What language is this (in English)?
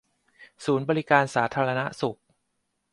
Thai